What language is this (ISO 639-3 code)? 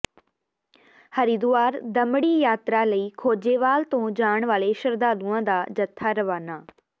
pan